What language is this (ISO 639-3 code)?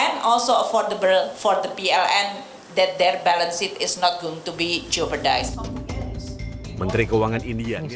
ind